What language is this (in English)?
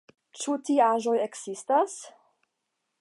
Esperanto